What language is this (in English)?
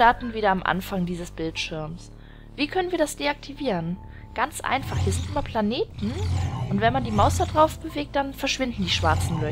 German